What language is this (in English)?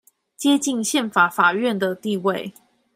Chinese